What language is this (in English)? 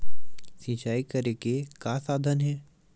Chhattisgarhi